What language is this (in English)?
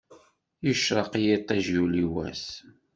Kabyle